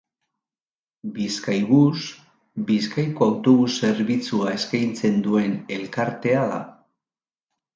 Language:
Basque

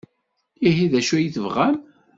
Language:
Kabyle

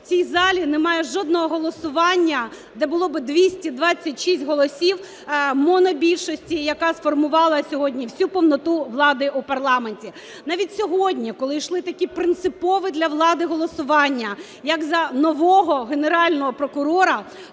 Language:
Ukrainian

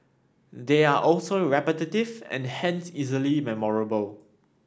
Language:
English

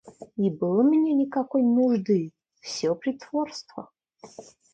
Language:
Russian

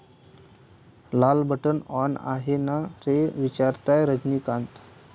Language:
Marathi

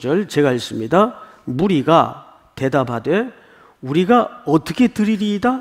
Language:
Korean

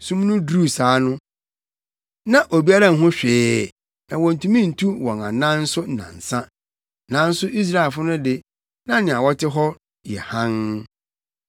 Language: Akan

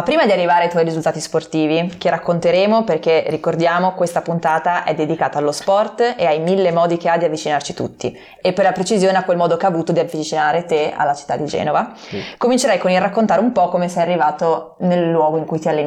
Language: Italian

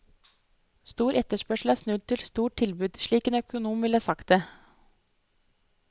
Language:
Norwegian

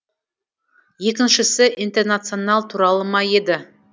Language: Kazakh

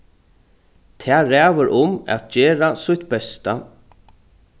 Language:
Faroese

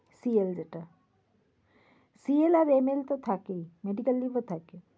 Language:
Bangla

